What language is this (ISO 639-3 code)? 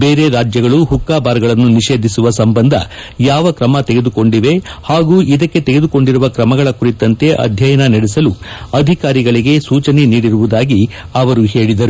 kan